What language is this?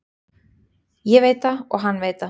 Icelandic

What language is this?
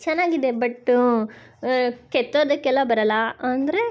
Kannada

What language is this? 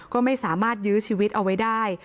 Thai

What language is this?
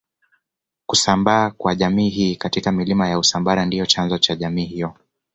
Swahili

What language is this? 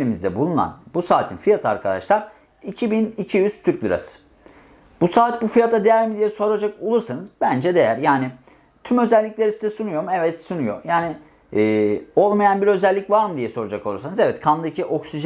Turkish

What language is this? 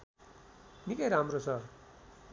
Nepali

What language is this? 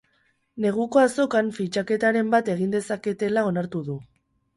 Basque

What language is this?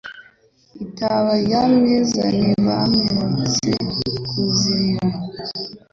Kinyarwanda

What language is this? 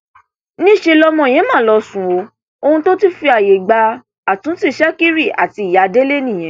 Yoruba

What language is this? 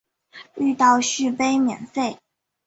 Chinese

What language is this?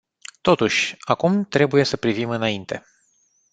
Romanian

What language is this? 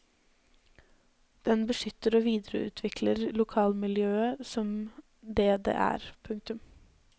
Norwegian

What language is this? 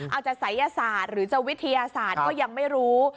Thai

